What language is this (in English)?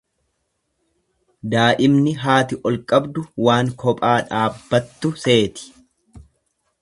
Oromo